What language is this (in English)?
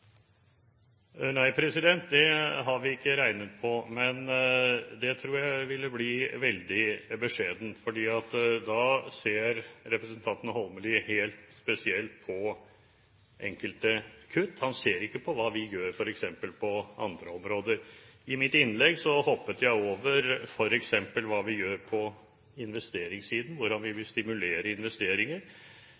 Norwegian